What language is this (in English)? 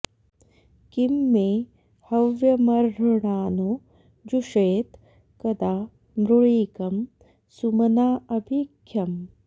Sanskrit